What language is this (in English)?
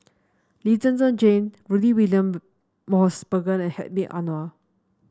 English